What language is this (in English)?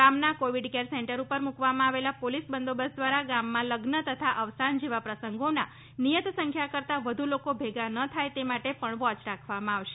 Gujarati